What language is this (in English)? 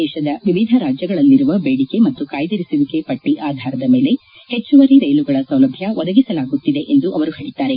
Kannada